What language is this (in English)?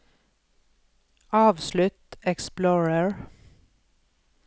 Norwegian